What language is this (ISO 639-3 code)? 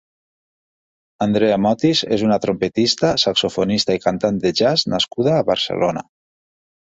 cat